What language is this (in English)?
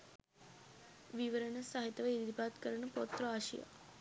Sinhala